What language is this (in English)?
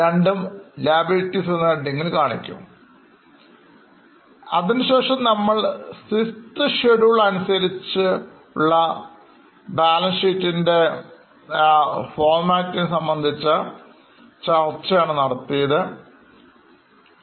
Malayalam